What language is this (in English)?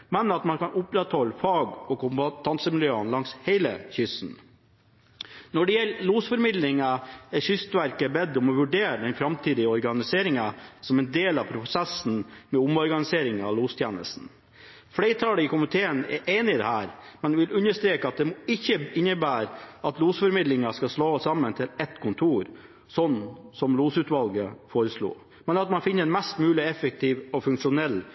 Norwegian Bokmål